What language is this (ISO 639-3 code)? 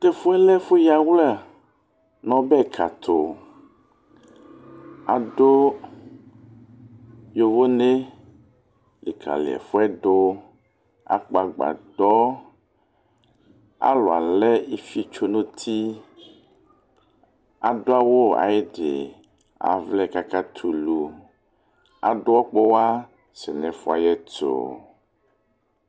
kpo